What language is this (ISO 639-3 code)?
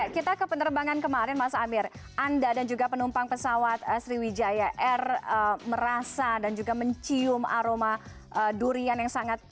ind